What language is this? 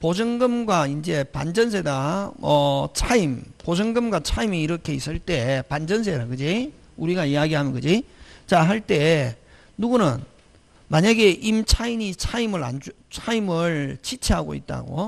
Korean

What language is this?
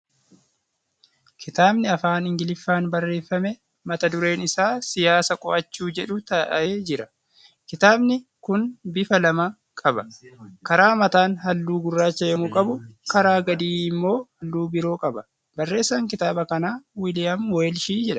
Oromo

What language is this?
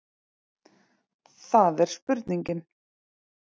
Icelandic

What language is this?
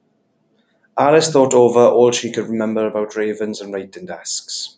English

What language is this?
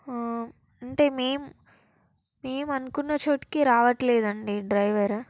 Telugu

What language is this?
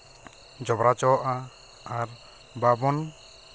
Santali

